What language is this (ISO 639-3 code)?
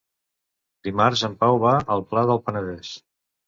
cat